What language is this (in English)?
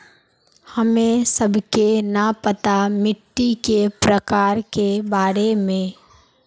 Magahi